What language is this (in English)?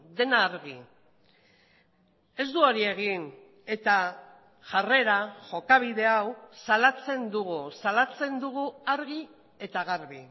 Basque